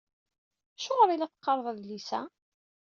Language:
Kabyle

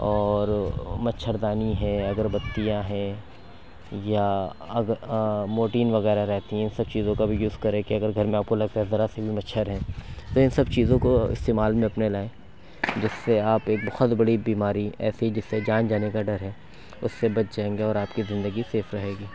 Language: Urdu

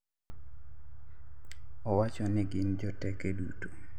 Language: Luo (Kenya and Tanzania)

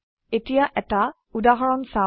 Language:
Assamese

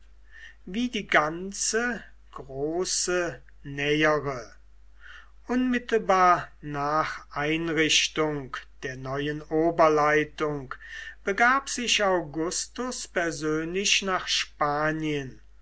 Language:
German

